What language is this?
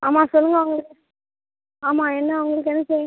Tamil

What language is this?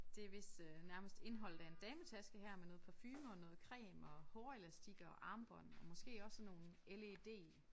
Danish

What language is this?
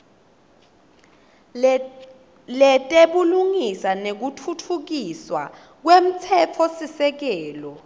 Swati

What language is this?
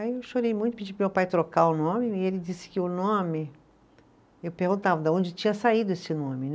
Portuguese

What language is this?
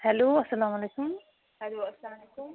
Kashmiri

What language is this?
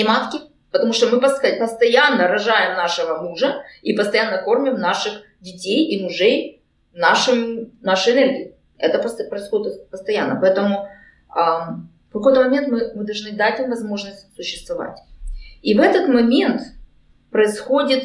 Russian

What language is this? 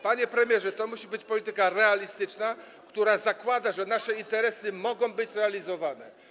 Polish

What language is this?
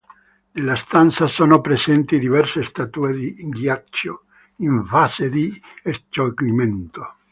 Italian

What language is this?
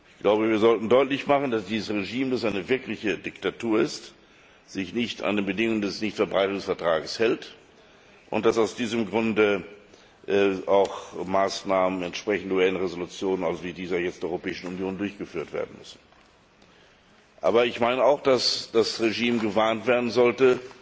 German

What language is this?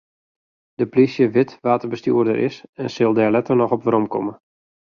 Western Frisian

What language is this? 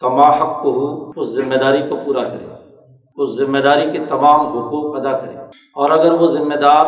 Urdu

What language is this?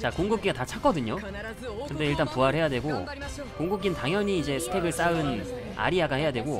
Korean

